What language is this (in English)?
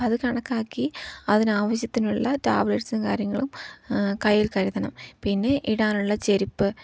Malayalam